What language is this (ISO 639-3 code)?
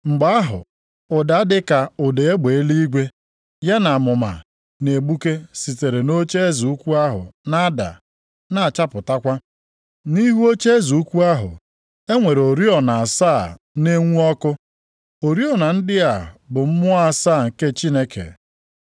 ibo